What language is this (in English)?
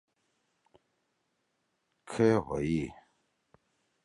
Torwali